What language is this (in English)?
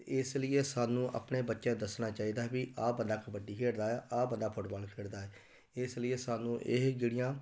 Punjabi